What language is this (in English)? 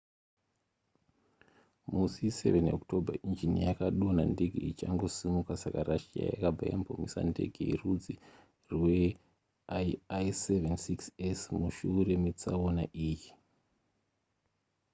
Shona